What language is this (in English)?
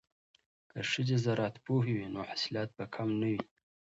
Pashto